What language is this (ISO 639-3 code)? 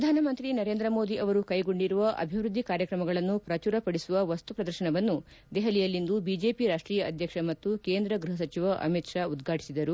kan